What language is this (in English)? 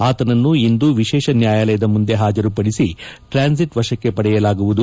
Kannada